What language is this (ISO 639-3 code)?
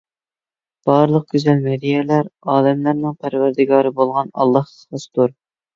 uig